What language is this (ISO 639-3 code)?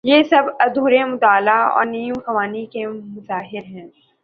urd